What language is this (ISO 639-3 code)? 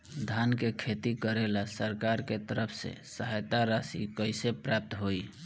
bho